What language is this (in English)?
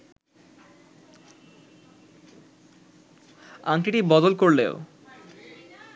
Bangla